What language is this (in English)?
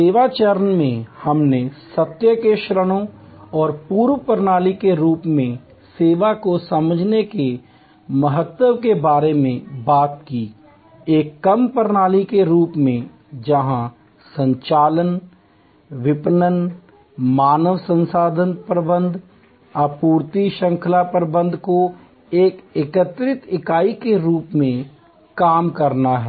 Hindi